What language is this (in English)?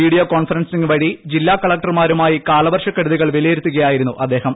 Malayalam